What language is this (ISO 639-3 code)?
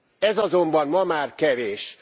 hun